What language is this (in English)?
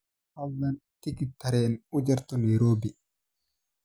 Somali